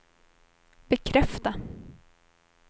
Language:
Swedish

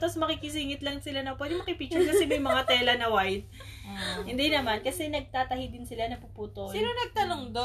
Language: Filipino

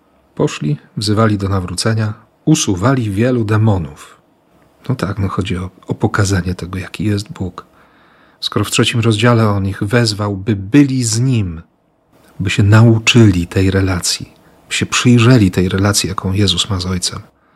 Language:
Polish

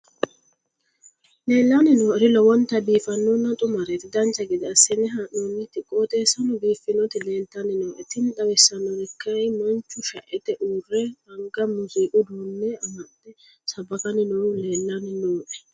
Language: Sidamo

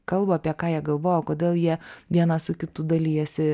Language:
Lithuanian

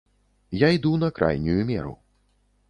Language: Belarusian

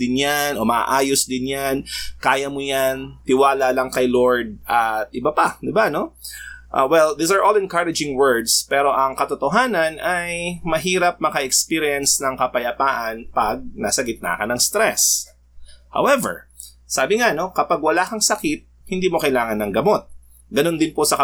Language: Filipino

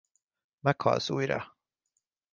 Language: Hungarian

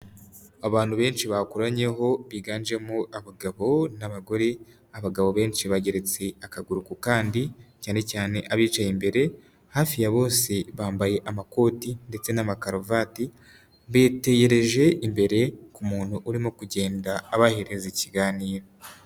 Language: Kinyarwanda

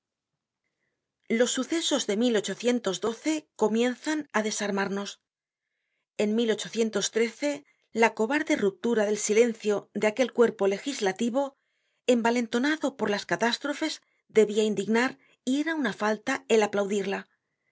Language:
Spanish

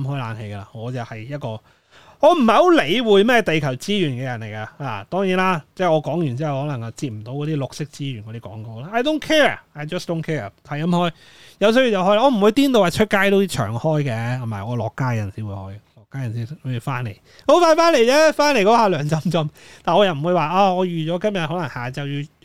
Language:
Chinese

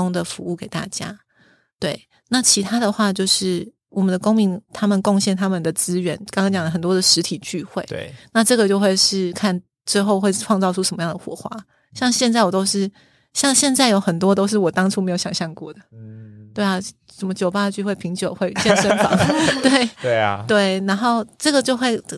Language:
Chinese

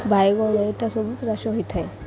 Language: Odia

